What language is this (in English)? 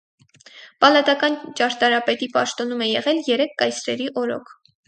Armenian